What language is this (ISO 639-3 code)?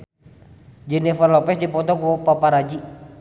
sun